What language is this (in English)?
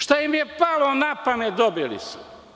Serbian